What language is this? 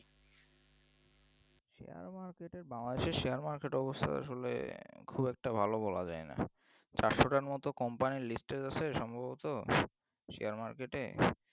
Bangla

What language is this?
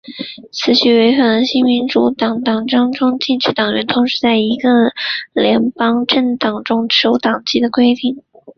Chinese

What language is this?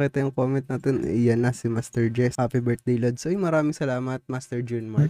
Filipino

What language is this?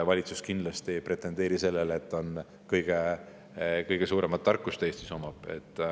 Estonian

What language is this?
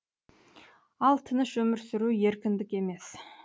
Kazakh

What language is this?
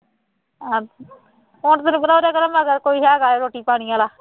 Punjabi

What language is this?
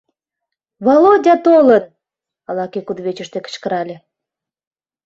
Mari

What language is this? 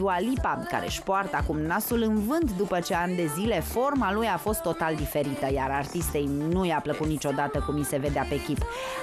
Romanian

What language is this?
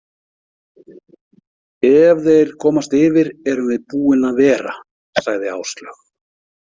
Icelandic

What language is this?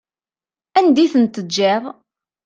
Kabyle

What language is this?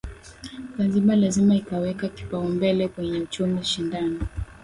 Swahili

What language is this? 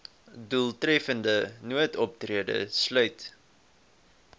Afrikaans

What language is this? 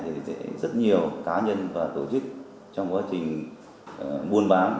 Vietnamese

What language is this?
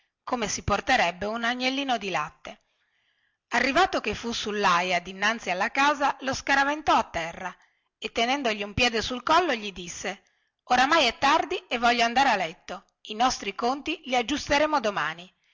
Italian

